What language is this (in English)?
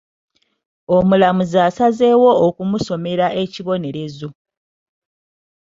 Ganda